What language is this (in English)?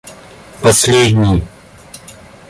Russian